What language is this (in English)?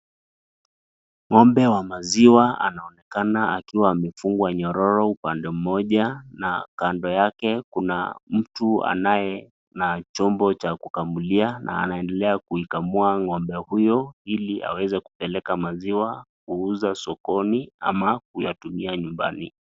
Swahili